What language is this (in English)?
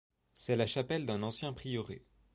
French